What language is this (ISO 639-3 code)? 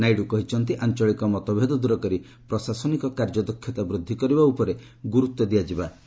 ori